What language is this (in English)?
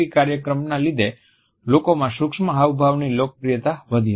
Gujarati